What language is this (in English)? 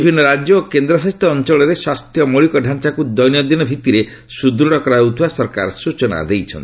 Odia